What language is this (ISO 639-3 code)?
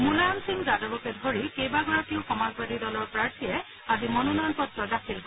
asm